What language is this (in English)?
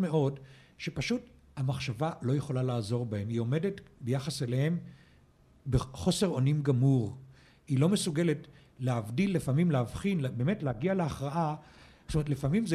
Hebrew